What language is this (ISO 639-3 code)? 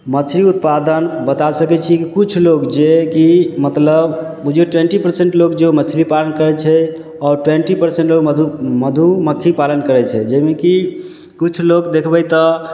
mai